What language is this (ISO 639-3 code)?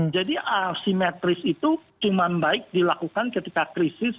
ind